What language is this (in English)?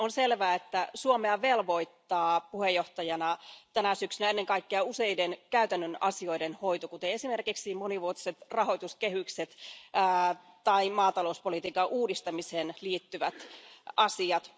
Finnish